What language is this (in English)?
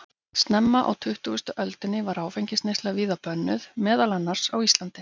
Icelandic